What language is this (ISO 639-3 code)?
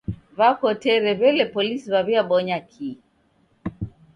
dav